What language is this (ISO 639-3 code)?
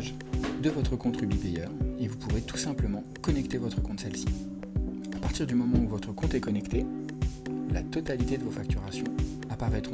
fra